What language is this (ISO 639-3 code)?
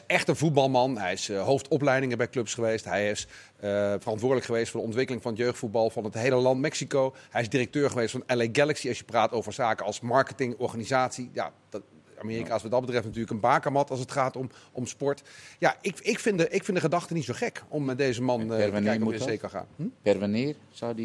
nld